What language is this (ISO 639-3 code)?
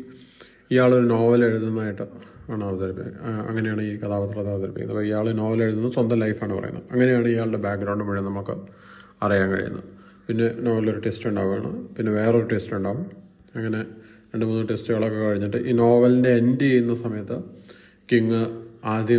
mal